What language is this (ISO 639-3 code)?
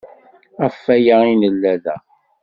kab